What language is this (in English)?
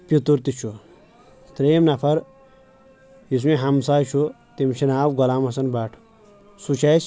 Kashmiri